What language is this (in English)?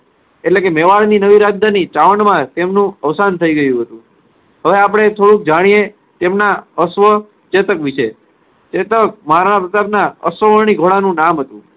Gujarati